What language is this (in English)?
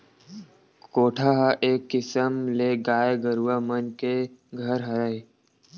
Chhattisgarhi